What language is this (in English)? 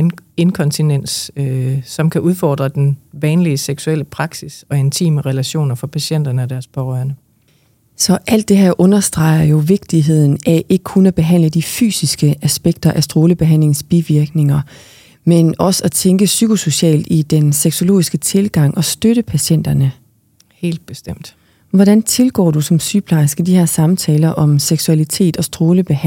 Danish